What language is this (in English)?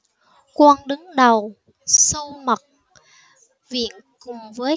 Vietnamese